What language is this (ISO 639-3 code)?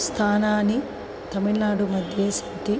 san